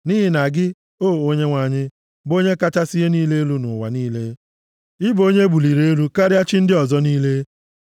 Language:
Igbo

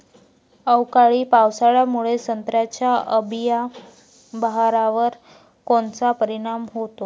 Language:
Marathi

